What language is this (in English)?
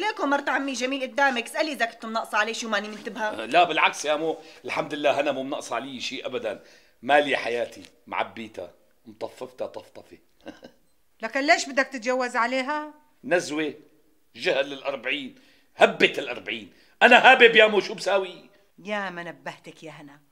Arabic